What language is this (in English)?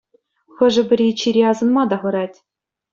Chuvash